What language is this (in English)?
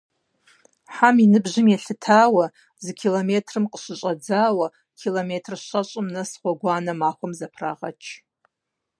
Kabardian